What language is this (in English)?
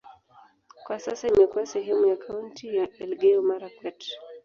Swahili